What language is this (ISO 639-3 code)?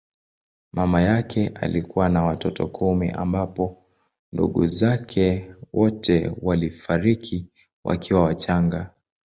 swa